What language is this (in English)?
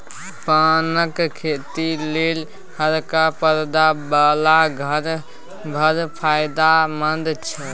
Maithili